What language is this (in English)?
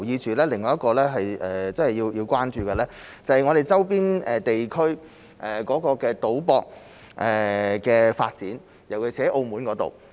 Cantonese